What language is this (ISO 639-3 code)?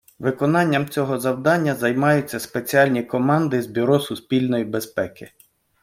ukr